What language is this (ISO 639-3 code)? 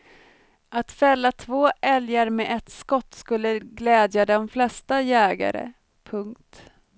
swe